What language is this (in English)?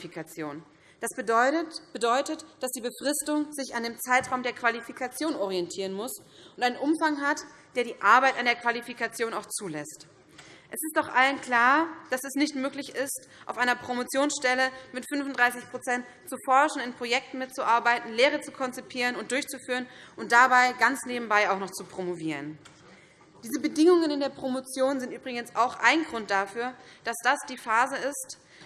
German